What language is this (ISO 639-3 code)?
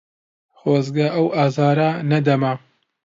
ckb